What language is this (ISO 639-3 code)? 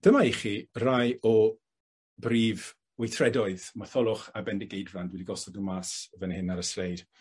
cym